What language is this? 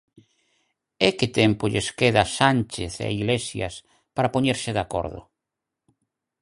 Galician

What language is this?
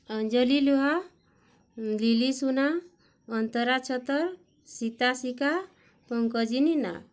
Odia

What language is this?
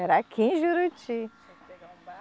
Portuguese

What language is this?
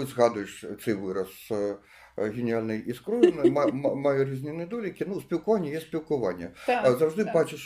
Ukrainian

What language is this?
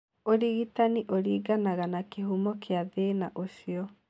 Kikuyu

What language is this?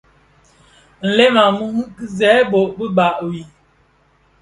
Bafia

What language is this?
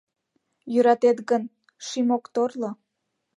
Mari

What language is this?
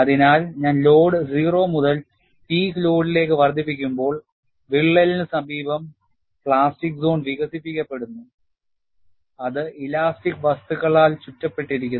Malayalam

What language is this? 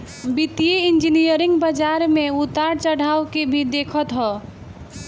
Bhojpuri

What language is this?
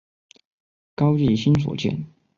Chinese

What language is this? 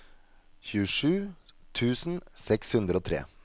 Norwegian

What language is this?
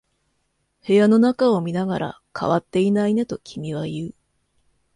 Japanese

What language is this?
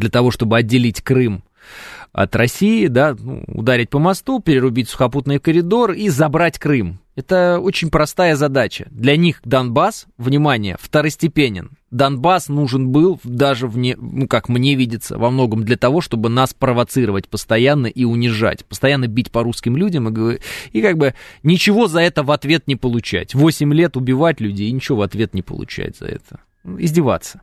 Russian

